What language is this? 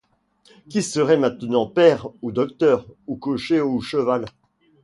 French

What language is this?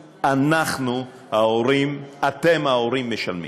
Hebrew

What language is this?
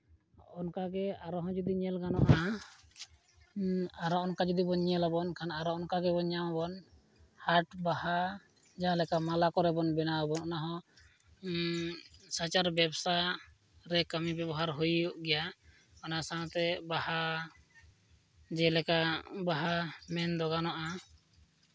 Santali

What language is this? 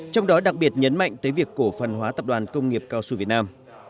Vietnamese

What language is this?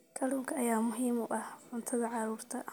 Somali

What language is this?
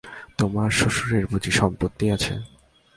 Bangla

